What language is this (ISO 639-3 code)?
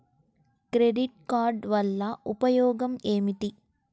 tel